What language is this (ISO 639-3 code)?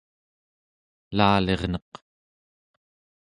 esu